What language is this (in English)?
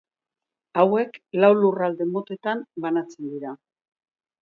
Basque